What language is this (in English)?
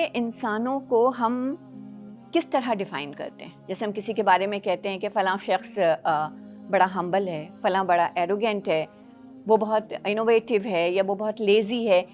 Urdu